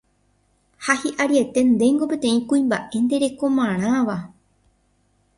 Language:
Guarani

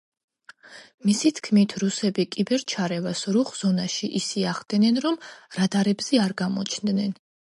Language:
Georgian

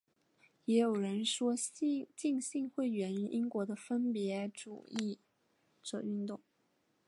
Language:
Chinese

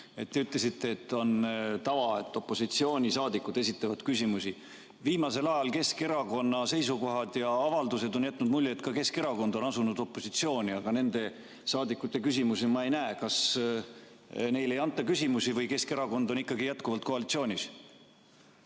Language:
Estonian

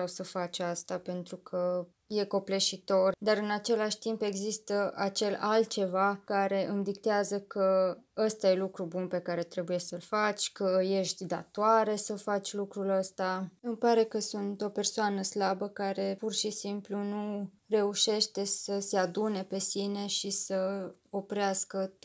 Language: Romanian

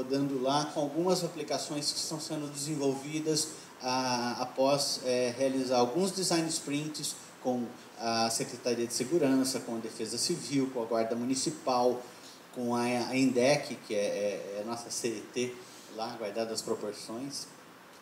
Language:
Portuguese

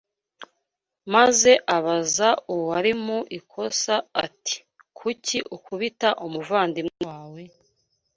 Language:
Kinyarwanda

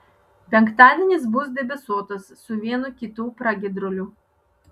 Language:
Lithuanian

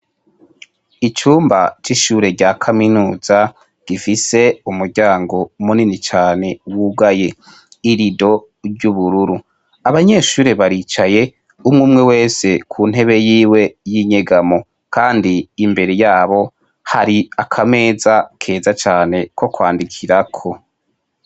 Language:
Rundi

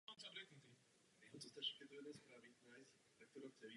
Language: Czech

